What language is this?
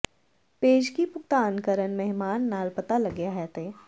Punjabi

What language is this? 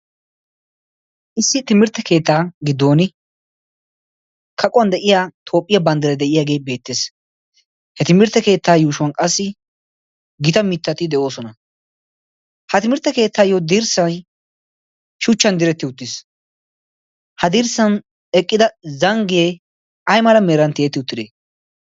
Wolaytta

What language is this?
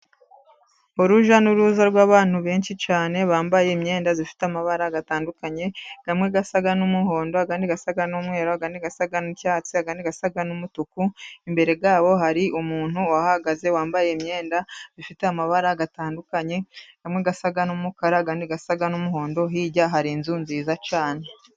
Kinyarwanda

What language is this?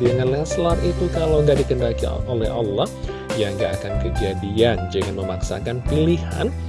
Indonesian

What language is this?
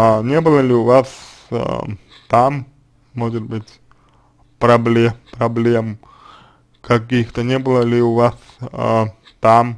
Russian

